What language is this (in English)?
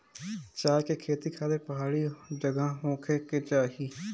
Bhojpuri